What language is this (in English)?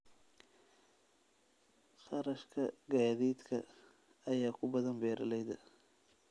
Somali